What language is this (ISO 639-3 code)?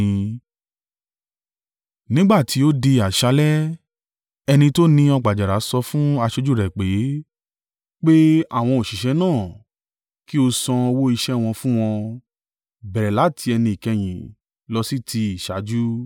yor